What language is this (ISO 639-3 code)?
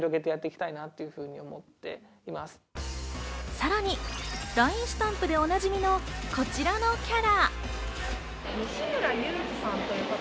jpn